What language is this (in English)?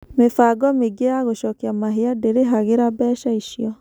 Kikuyu